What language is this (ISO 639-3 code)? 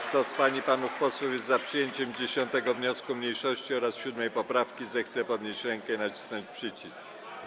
pol